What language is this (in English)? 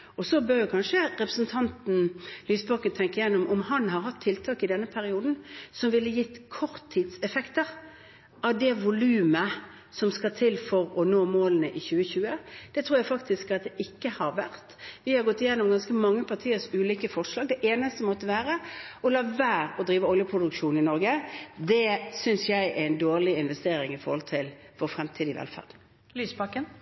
Norwegian